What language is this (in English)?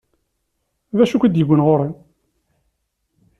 Kabyle